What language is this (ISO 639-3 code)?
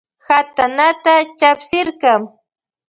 qvj